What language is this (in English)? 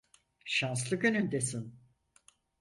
Turkish